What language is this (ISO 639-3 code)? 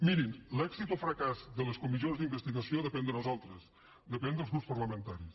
cat